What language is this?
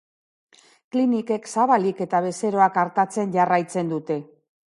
Basque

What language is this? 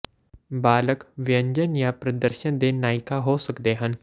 Punjabi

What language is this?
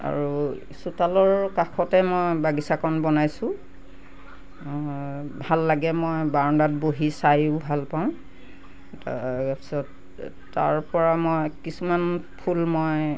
Assamese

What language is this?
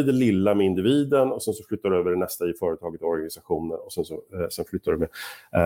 Swedish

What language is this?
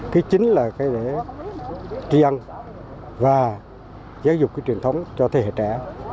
Vietnamese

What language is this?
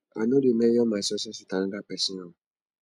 Nigerian Pidgin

